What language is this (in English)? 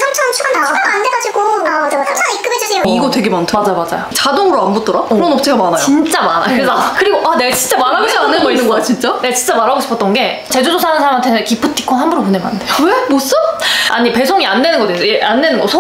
Korean